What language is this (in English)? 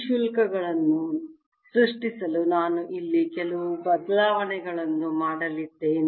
Kannada